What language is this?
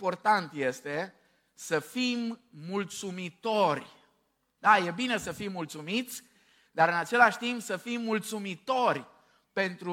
Romanian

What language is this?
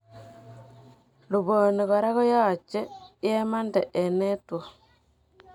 Kalenjin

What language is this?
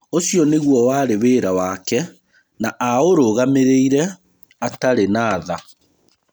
Kikuyu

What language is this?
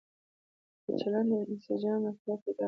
Pashto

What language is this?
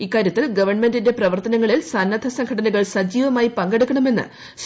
Malayalam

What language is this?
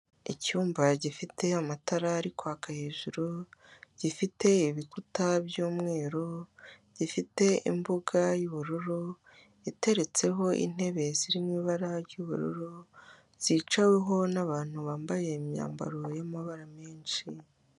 Kinyarwanda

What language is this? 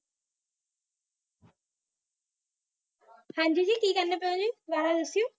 Punjabi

